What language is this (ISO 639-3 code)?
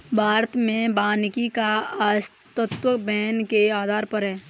hin